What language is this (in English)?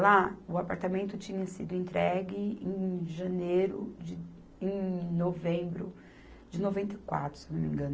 Portuguese